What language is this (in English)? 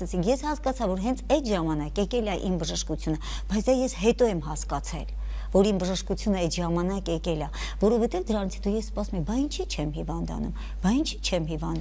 Dutch